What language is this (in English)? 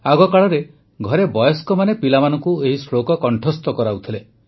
Odia